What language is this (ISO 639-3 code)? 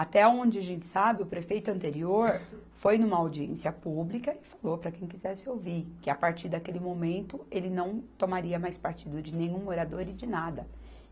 por